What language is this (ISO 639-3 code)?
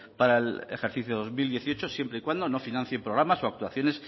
spa